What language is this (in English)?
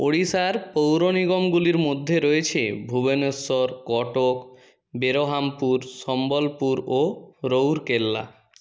Bangla